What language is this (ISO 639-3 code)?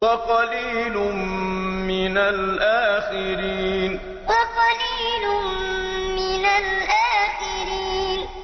ara